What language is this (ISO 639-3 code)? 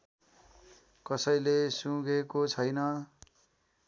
nep